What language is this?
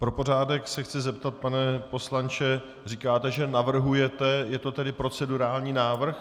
Czech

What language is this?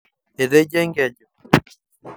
Masai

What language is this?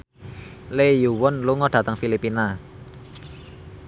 Javanese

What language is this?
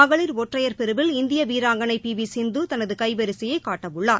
Tamil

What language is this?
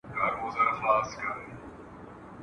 Pashto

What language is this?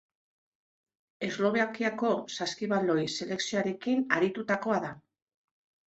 Basque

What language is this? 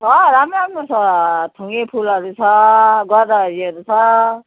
Nepali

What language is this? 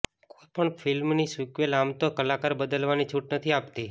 Gujarati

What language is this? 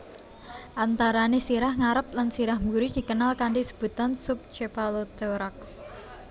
Javanese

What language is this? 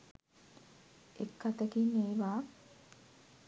Sinhala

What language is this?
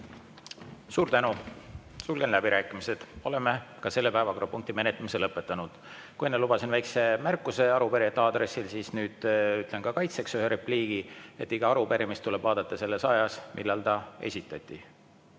Estonian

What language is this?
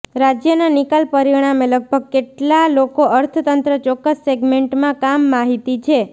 Gujarati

